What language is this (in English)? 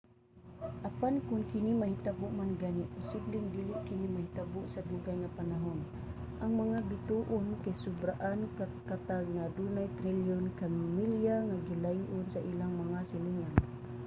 Cebuano